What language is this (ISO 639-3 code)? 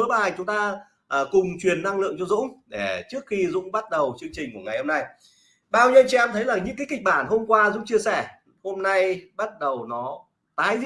vie